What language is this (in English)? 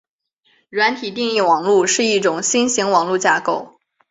Chinese